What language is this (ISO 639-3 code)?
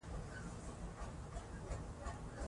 pus